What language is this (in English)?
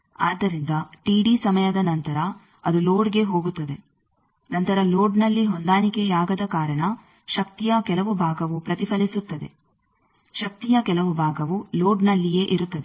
Kannada